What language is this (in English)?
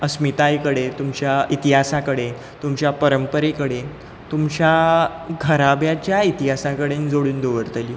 Konkani